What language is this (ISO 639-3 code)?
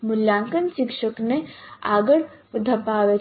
guj